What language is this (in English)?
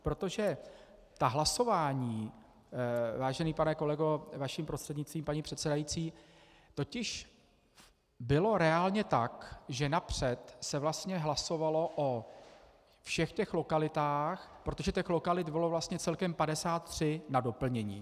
Czech